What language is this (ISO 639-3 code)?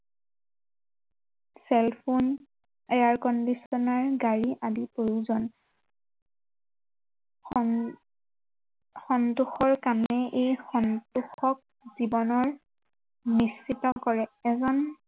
asm